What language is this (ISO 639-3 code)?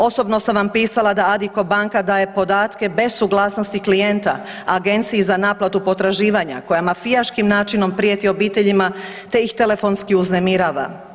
hrv